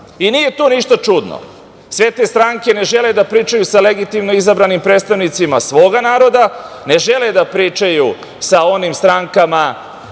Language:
Serbian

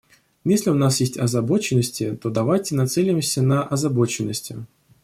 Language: Russian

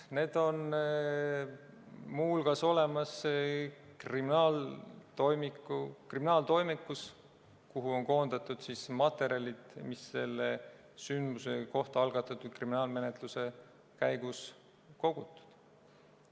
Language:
Estonian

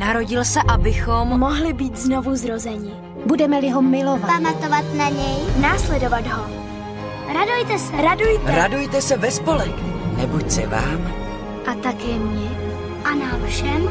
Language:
Slovak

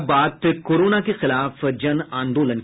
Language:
Hindi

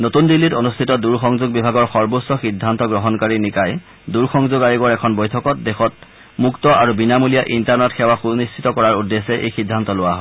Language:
Assamese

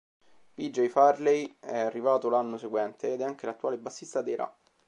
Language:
Italian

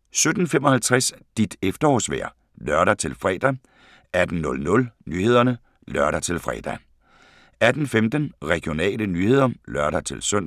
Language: Danish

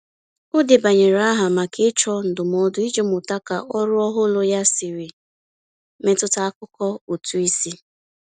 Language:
Igbo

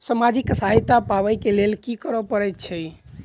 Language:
Maithili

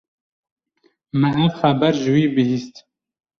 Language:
Kurdish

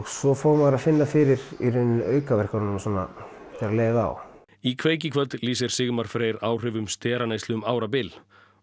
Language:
Icelandic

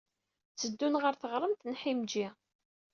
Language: Kabyle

